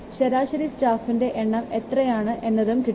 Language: Malayalam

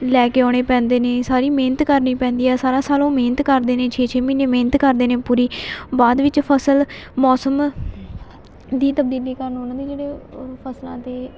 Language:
Punjabi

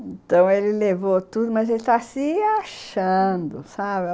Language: Portuguese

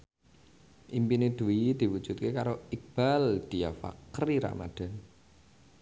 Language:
Javanese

